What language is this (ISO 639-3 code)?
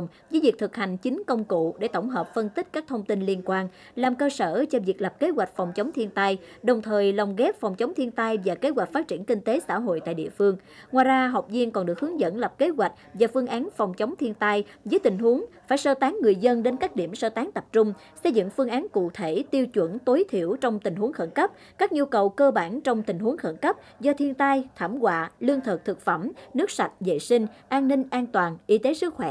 vie